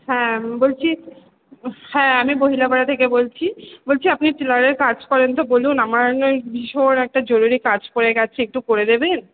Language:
Bangla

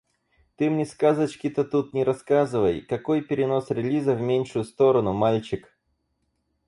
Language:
Russian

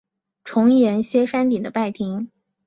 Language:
Chinese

